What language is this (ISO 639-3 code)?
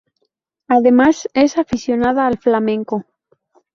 spa